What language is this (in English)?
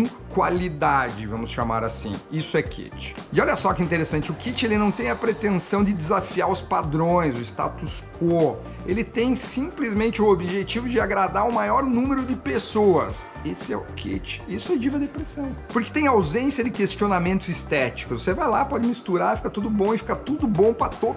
Portuguese